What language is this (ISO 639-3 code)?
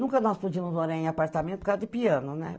por